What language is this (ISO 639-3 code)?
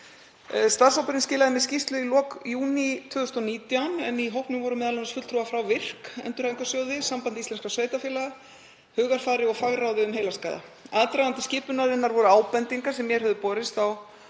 isl